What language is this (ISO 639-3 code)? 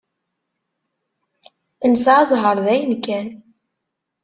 kab